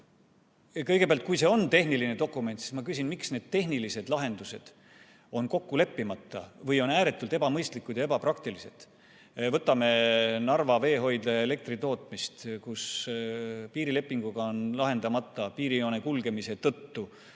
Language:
Estonian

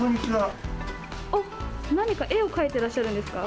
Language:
Japanese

